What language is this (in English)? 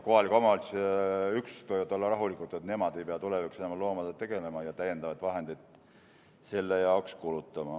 Estonian